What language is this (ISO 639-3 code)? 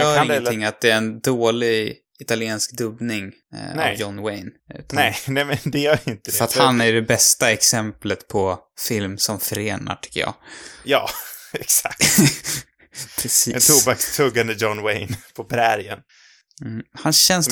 swe